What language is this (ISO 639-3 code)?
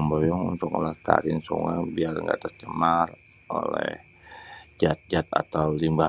bew